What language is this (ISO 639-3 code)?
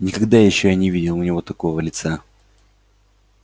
rus